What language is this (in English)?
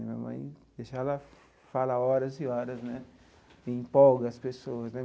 Portuguese